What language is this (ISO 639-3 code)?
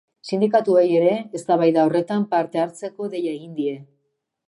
eus